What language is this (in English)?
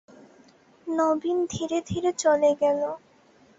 Bangla